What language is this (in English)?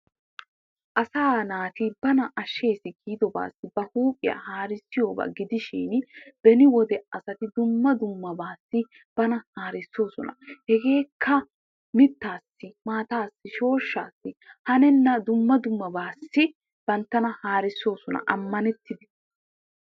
Wolaytta